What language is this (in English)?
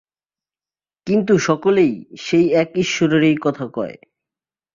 Bangla